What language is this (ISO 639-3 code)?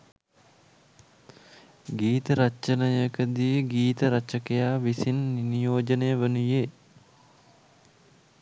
sin